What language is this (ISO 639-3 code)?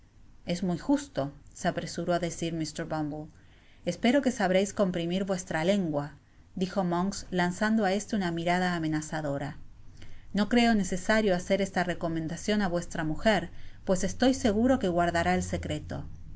spa